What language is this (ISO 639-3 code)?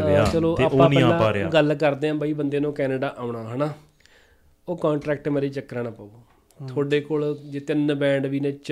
pan